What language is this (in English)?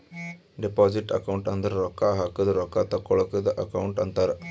Kannada